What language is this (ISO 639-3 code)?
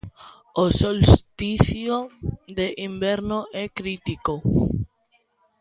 glg